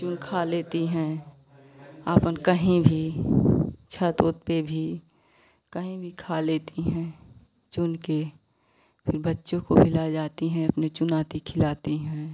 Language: Hindi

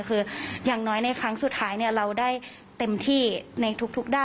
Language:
Thai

